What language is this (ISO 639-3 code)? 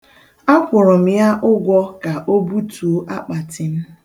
ibo